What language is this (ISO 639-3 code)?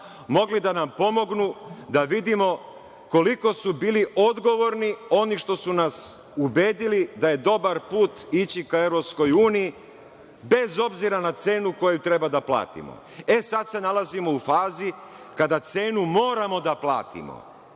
srp